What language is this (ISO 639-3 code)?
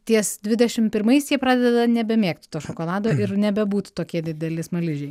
lit